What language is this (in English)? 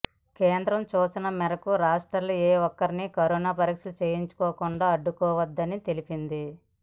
Telugu